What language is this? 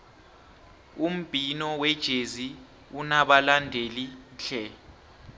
South Ndebele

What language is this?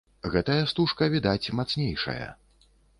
Belarusian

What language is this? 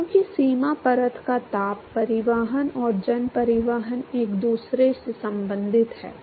Hindi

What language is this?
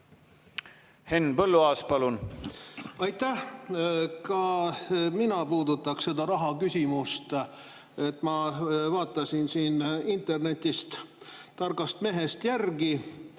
Estonian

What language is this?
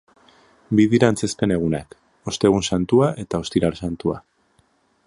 Basque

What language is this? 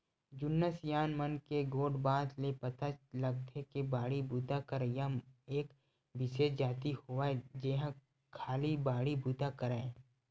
Chhattisgarhi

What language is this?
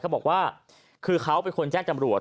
Thai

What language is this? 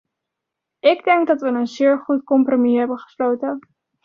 Dutch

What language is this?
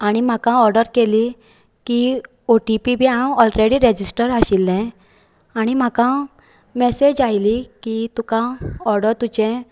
Konkani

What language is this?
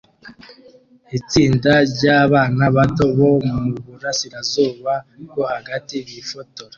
Kinyarwanda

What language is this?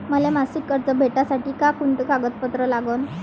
Marathi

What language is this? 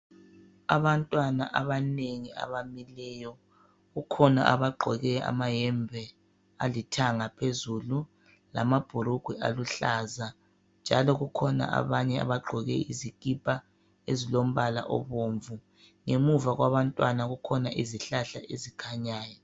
North Ndebele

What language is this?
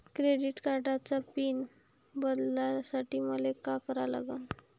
Marathi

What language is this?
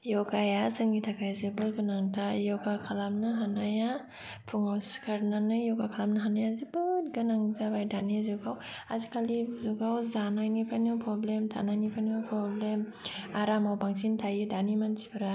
Bodo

